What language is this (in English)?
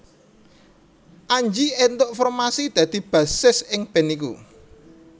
Javanese